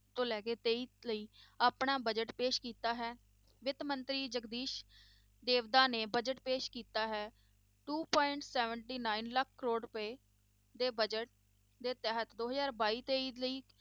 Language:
Punjabi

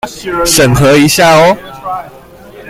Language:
Chinese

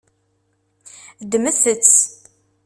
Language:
Kabyle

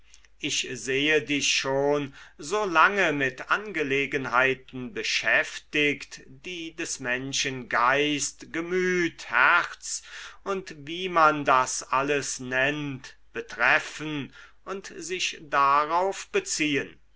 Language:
German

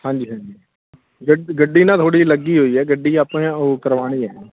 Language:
Punjabi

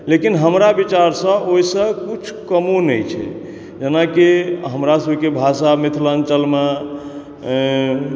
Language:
Maithili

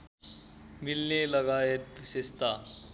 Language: Nepali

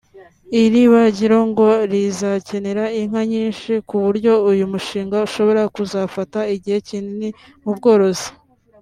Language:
Kinyarwanda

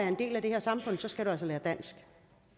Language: Danish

